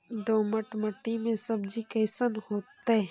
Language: Magahi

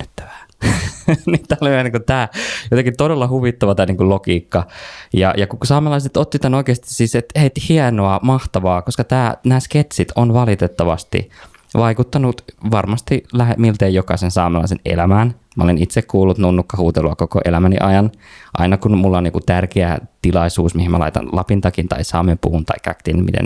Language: Finnish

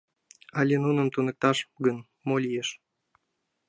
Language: Mari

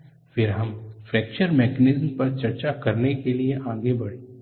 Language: Hindi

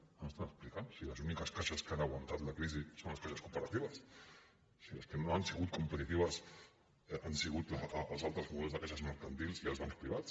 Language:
Catalan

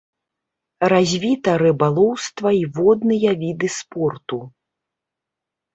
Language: Belarusian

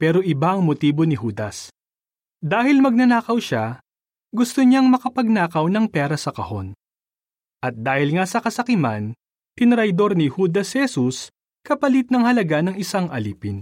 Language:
Filipino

